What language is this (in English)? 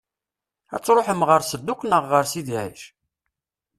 Kabyle